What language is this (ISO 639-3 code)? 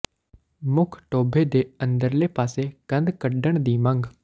pan